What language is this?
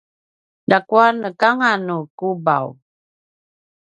Paiwan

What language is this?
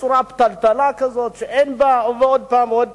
Hebrew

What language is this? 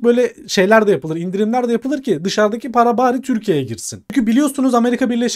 Turkish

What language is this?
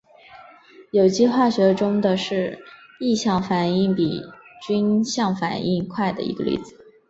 Chinese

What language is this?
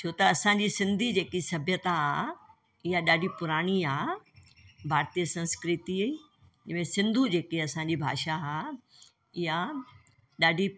Sindhi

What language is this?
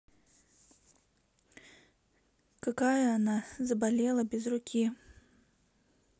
Russian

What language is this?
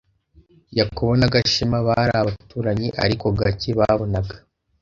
Kinyarwanda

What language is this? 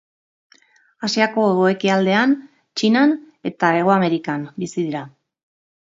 Basque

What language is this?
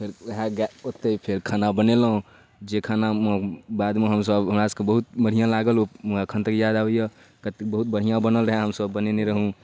Maithili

